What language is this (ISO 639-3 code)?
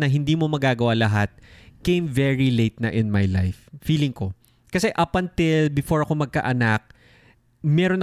fil